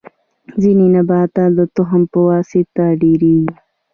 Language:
Pashto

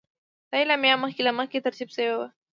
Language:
Pashto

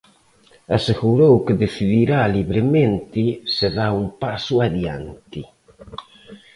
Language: Galician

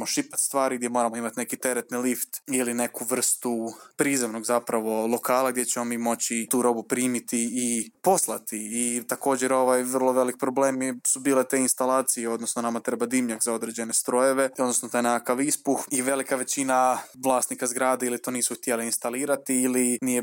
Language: Croatian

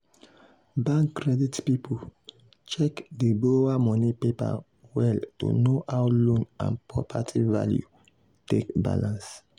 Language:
Nigerian Pidgin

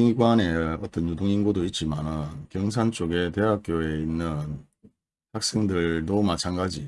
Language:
Korean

